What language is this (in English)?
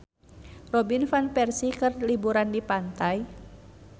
Sundanese